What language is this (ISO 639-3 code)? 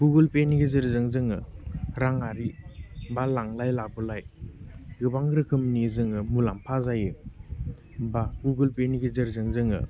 brx